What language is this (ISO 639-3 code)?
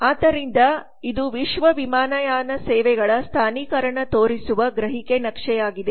kan